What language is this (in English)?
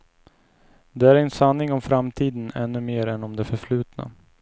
Swedish